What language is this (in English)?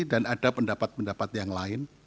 Indonesian